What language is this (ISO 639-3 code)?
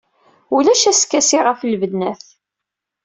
kab